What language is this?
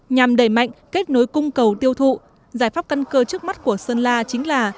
Vietnamese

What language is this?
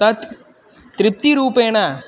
Sanskrit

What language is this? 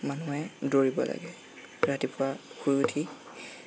Assamese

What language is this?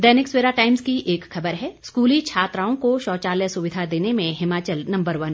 Hindi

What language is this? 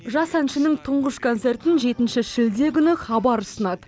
Kazakh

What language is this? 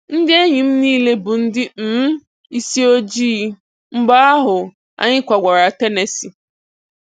Igbo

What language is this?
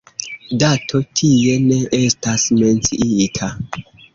Esperanto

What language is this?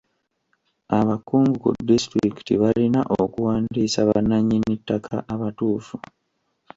Ganda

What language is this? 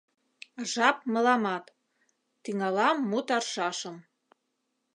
Mari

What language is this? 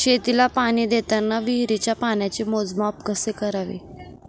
Marathi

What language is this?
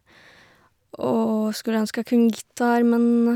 Norwegian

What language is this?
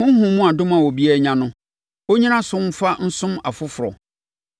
Akan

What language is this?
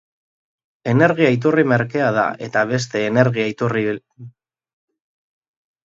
Basque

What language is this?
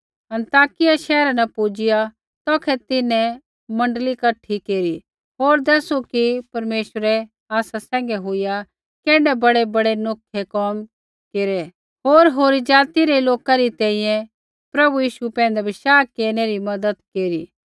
Kullu Pahari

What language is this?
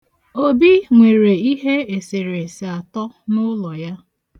Igbo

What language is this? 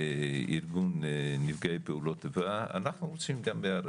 Hebrew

